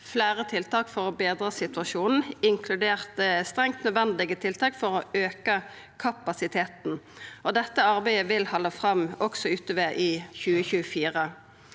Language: Norwegian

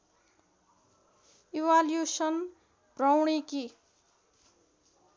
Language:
Nepali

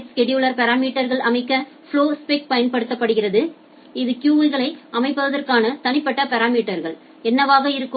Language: Tamil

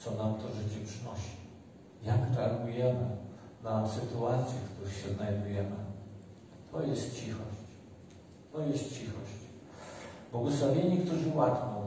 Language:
Polish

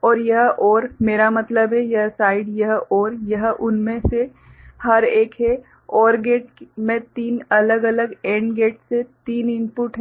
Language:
Hindi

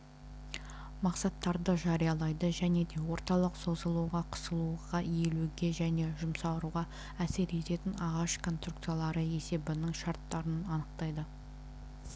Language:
Kazakh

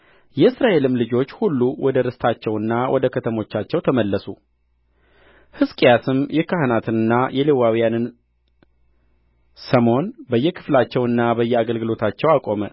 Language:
Amharic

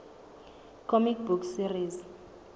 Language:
Southern Sotho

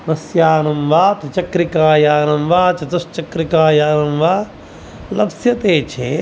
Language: Sanskrit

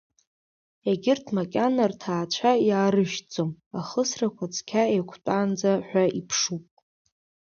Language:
Abkhazian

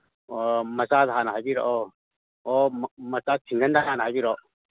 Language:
Manipuri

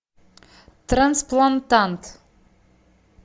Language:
Russian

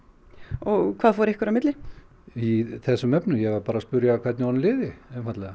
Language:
Icelandic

